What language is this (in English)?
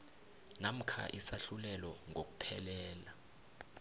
South Ndebele